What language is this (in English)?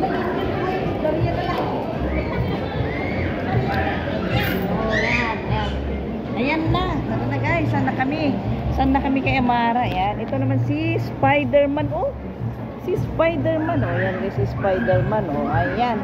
Filipino